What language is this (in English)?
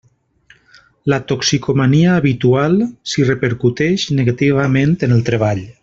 Catalan